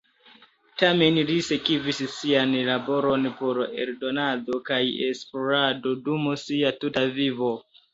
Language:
Esperanto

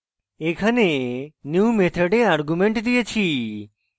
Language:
Bangla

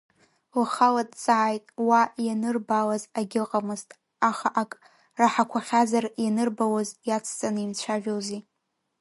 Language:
Abkhazian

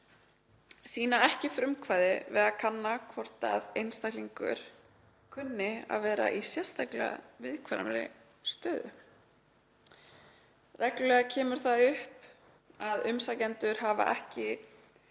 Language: Icelandic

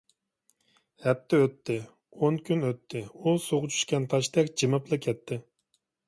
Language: Uyghur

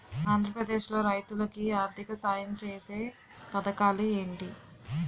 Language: Telugu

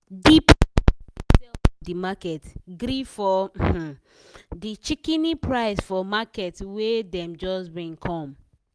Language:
Nigerian Pidgin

